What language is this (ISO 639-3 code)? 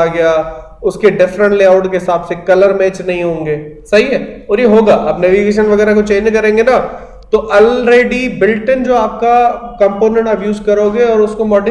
hin